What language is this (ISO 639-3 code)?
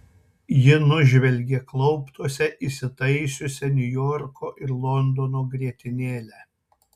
lit